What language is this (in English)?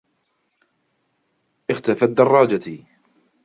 Arabic